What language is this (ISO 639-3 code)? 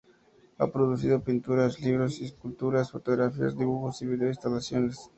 spa